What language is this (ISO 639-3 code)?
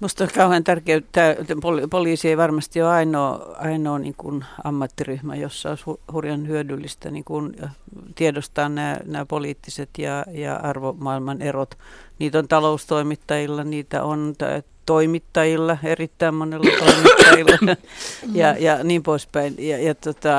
fin